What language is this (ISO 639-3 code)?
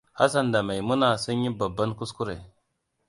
hau